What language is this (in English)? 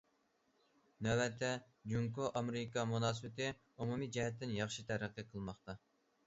Uyghur